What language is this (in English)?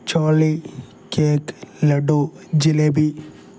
Malayalam